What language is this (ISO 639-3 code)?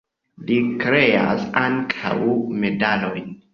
epo